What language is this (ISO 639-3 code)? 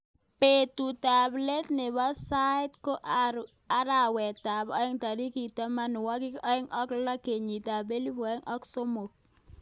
kln